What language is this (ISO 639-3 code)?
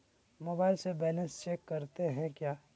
mag